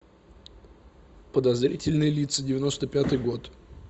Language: Russian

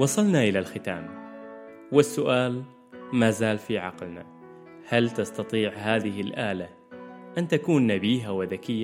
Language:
Arabic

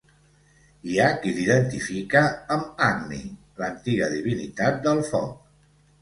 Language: Catalan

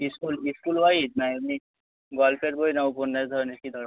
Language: Bangla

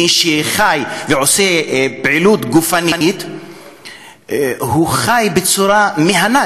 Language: Hebrew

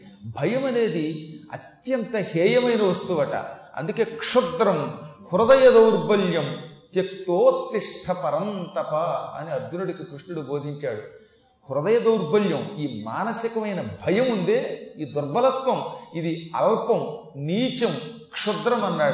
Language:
Telugu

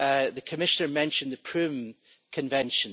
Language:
English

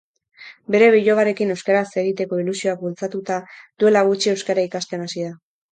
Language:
Basque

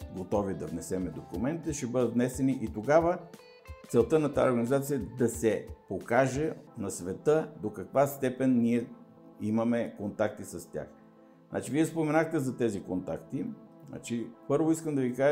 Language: Bulgarian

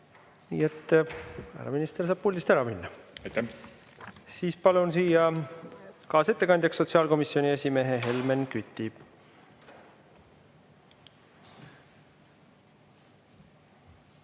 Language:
Estonian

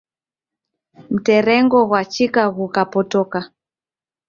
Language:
Taita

